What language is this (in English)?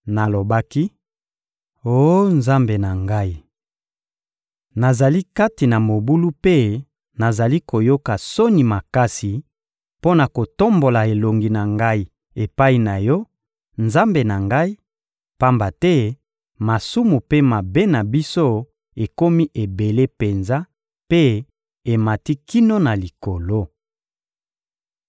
Lingala